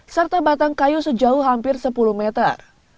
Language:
Indonesian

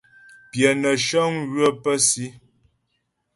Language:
Ghomala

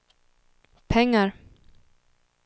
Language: Swedish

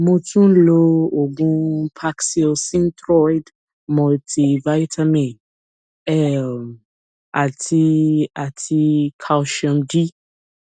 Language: Yoruba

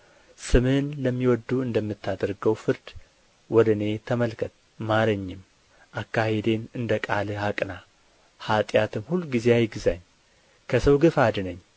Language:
Amharic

